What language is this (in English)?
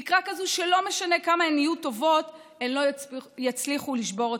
Hebrew